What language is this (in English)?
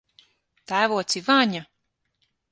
Latvian